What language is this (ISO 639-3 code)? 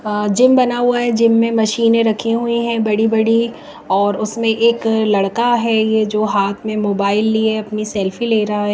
hin